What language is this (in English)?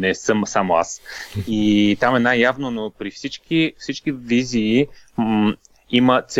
Bulgarian